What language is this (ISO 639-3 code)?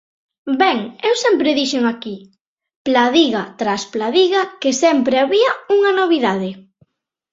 glg